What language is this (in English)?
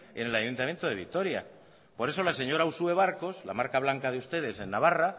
Spanish